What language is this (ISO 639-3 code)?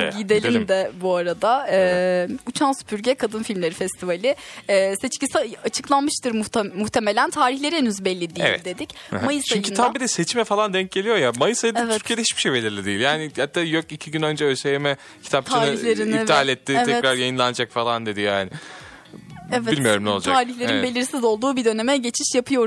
tur